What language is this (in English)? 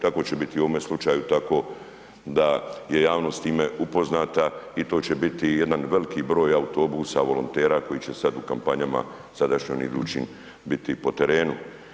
Croatian